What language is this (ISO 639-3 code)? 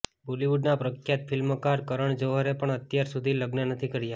guj